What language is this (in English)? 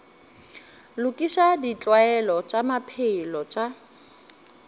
Northern Sotho